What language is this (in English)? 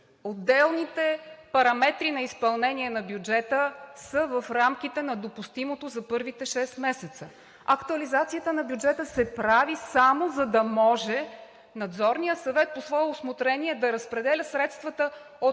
Bulgarian